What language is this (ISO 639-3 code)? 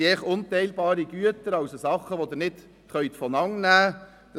gsw